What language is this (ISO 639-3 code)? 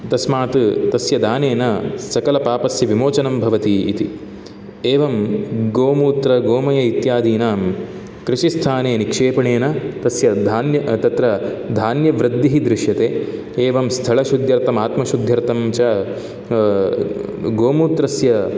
san